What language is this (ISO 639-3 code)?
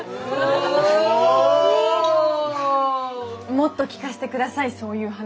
jpn